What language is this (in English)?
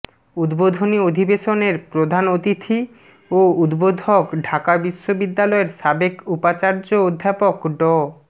Bangla